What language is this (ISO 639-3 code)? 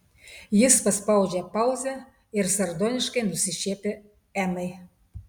lit